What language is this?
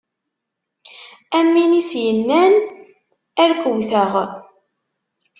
Kabyle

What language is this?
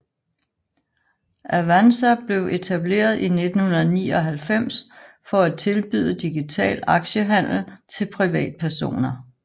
Danish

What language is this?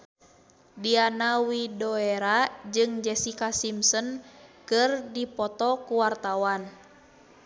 Sundanese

